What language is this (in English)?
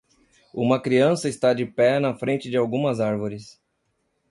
Portuguese